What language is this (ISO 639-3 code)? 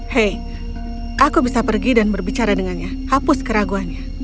ind